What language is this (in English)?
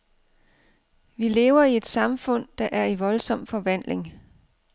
Danish